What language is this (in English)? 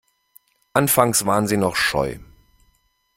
German